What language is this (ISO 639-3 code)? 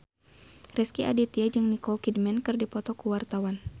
sun